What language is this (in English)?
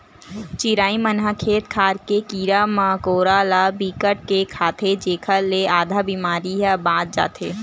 Chhattisgarhi